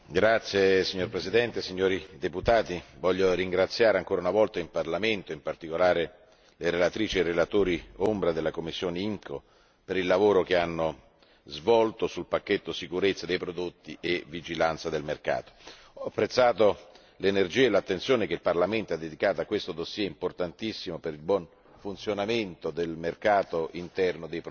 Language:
Italian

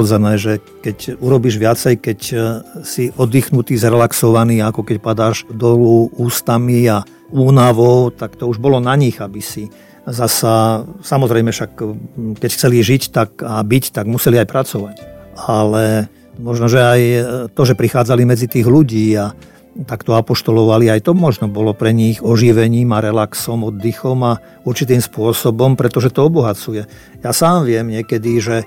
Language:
Slovak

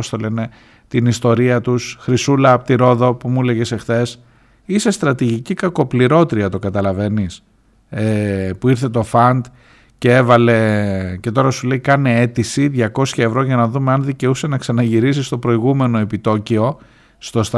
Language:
Greek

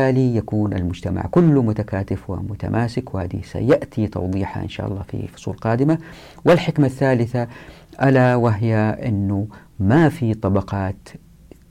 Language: Arabic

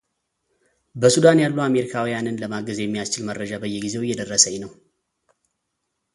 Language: Amharic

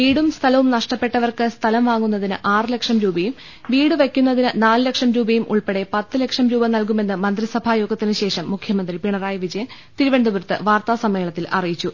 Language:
Malayalam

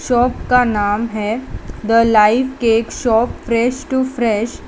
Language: Hindi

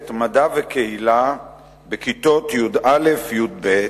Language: Hebrew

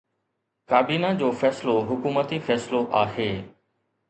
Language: Sindhi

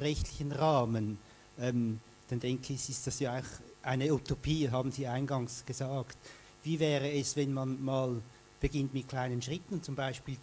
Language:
German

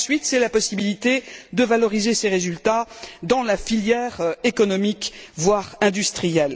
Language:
French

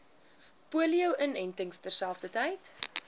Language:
Afrikaans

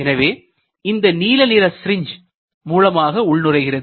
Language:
Tamil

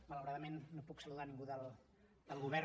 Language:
Catalan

